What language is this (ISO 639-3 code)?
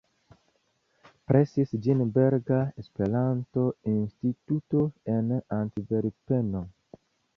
epo